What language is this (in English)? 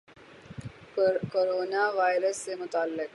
Urdu